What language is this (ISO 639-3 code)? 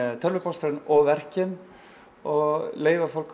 isl